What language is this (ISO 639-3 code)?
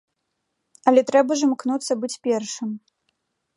bel